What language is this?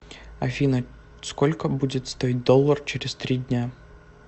Russian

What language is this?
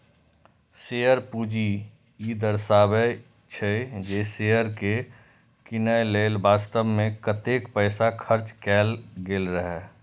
Maithili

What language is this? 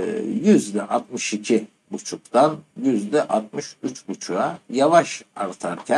Turkish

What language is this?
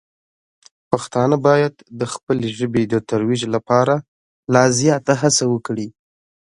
Pashto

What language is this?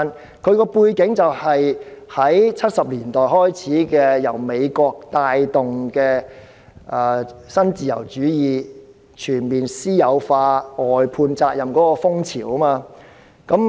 Cantonese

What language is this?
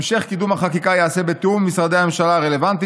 Hebrew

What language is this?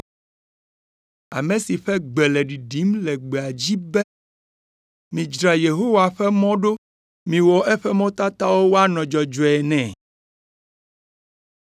Ewe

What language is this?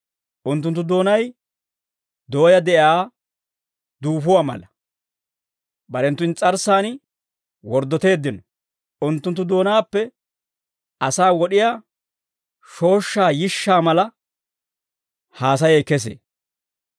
Dawro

